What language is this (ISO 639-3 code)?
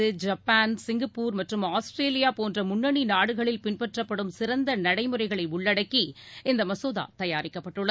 tam